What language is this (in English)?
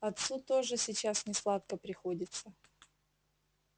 Russian